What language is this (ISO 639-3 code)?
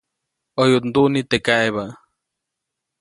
zoc